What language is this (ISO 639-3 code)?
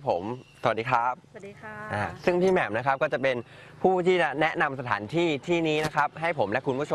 tha